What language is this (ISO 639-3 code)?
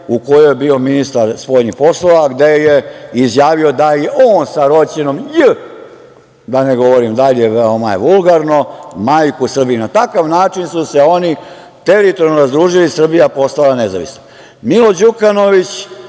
srp